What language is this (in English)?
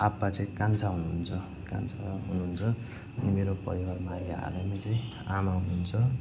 Nepali